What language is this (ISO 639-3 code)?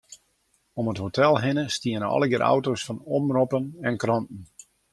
fry